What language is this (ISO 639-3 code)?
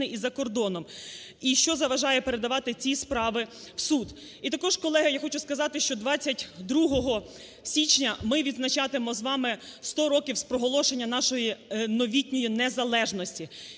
ukr